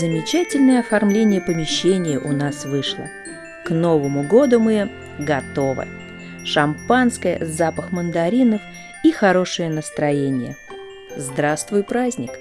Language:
Russian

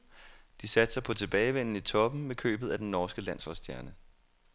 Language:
Danish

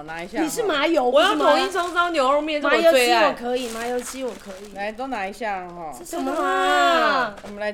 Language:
Chinese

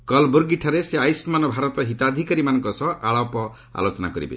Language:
Odia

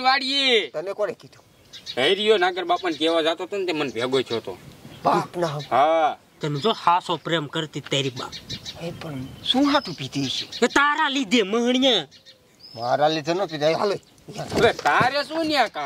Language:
Hindi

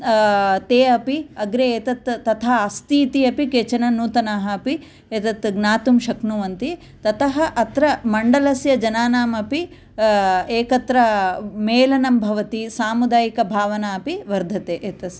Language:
Sanskrit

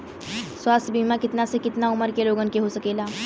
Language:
Bhojpuri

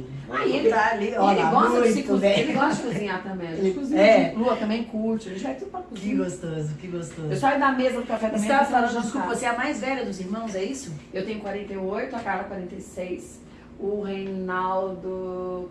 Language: Portuguese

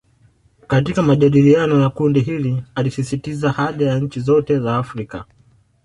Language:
Swahili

